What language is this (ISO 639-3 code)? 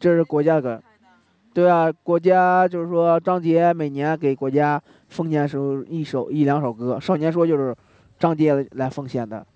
zho